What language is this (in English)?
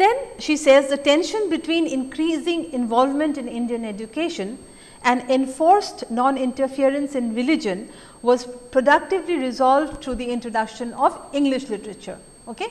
English